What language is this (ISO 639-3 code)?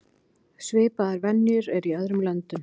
isl